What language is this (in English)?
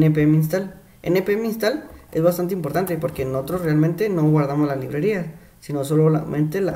Spanish